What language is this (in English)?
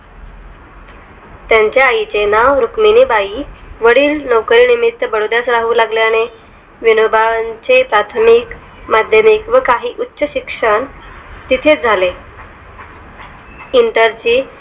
Marathi